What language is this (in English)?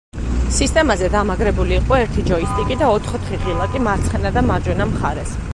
Georgian